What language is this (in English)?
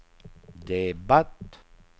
Swedish